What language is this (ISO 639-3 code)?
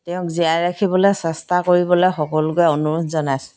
asm